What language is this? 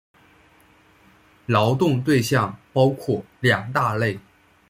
Chinese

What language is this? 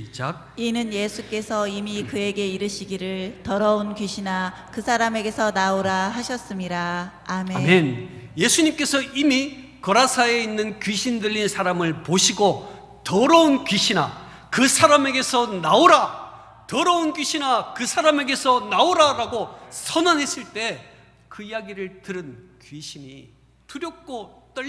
Korean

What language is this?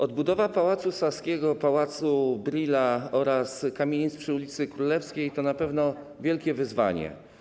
Polish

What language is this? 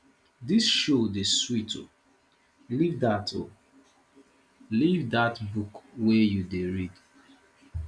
Nigerian Pidgin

